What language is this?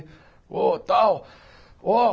Portuguese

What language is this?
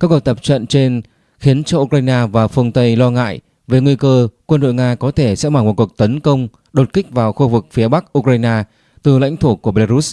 Vietnamese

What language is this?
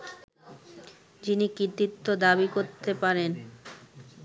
Bangla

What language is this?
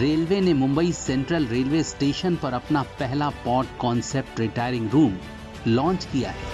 Hindi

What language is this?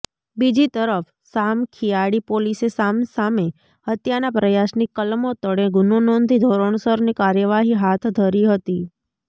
Gujarati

